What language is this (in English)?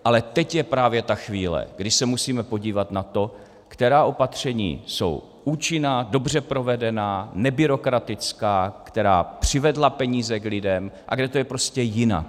Czech